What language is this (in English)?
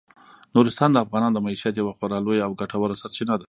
Pashto